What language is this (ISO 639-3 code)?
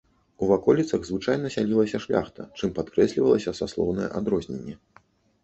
bel